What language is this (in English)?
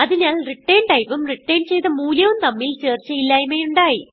Malayalam